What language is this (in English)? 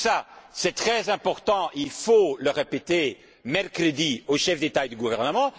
French